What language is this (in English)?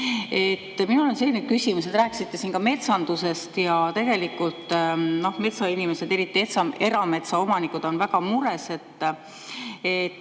Estonian